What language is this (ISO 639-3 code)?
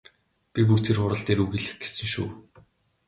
mon